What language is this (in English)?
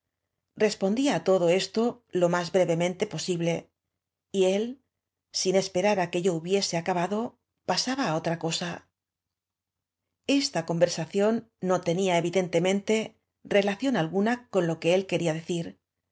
Spanish